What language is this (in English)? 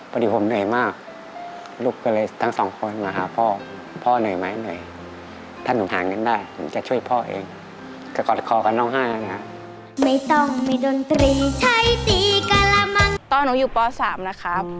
Thai